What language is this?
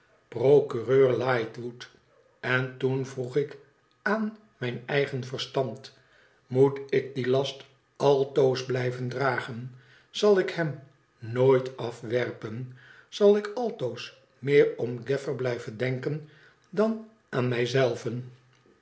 Dutch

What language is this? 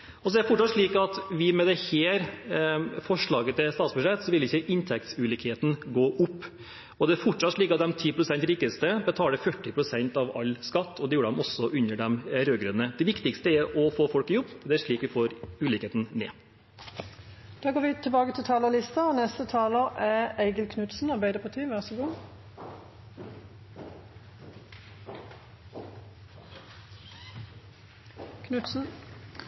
Norwegian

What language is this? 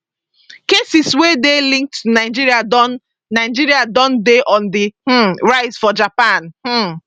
Nigerian Pidgin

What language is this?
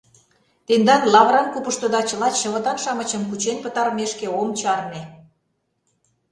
Mari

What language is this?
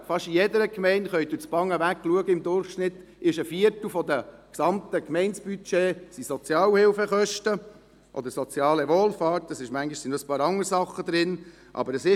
Swiss German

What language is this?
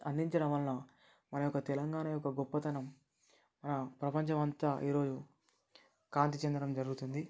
Telugu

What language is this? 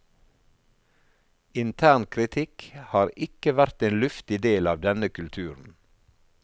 Norwegian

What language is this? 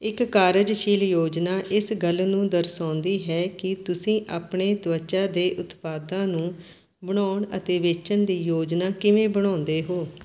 Punjabi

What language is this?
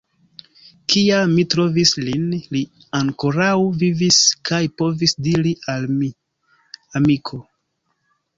Esperanto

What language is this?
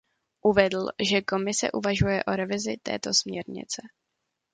Czech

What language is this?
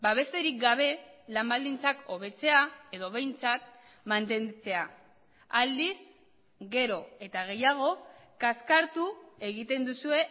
Basque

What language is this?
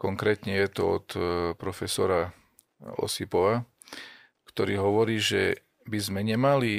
Slovak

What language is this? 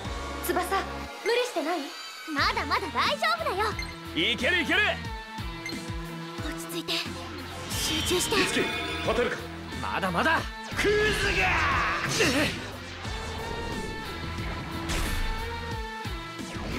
Japanese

